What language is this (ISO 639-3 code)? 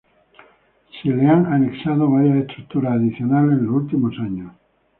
spa